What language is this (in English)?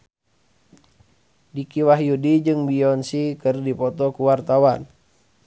Sundanese